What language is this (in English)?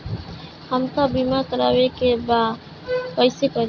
Bhojpuri